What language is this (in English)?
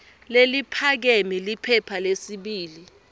Swati